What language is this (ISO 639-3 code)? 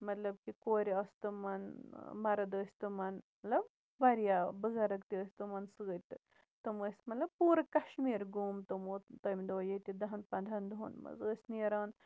kas